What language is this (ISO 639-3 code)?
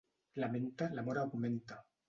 cat